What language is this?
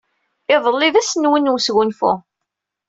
Kabyle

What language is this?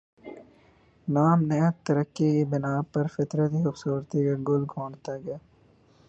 Urdu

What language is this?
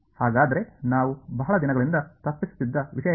Kannada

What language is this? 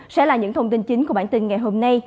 Vietnamese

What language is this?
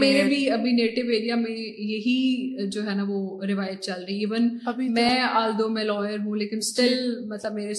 Urdu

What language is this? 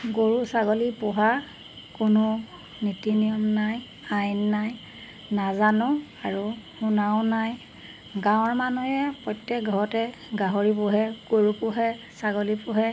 Assamese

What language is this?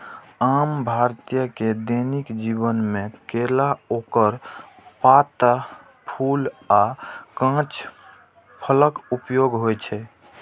Maithili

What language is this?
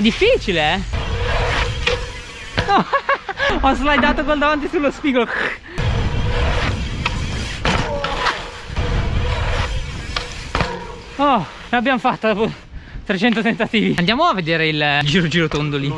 Italian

